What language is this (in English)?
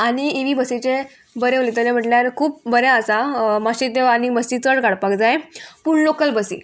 Konkani